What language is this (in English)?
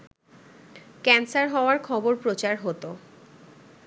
Bangla